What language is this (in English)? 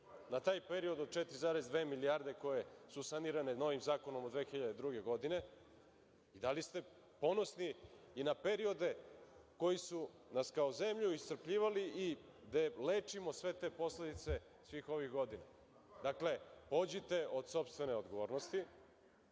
Serbian